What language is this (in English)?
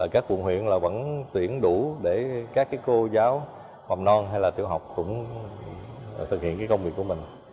Vietnamese